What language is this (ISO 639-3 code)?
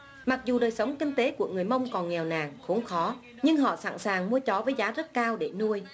vie